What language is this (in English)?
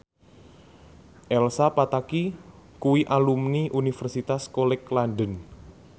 Javanese